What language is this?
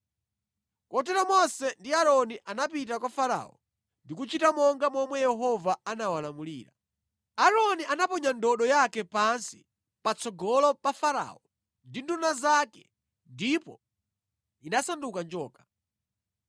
Nyanja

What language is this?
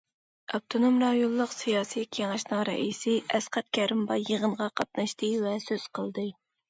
Uyghur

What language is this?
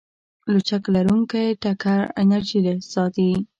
Pashto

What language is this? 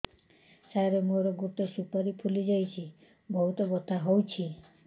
Odia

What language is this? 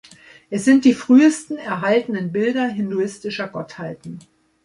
German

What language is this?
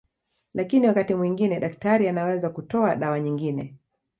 Swahili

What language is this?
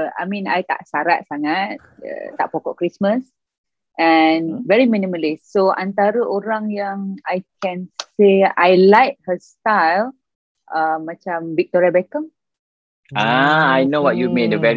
Malay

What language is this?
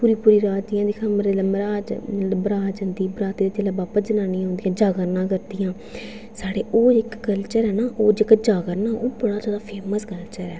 Dogri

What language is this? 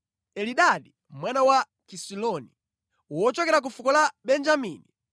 Nyanja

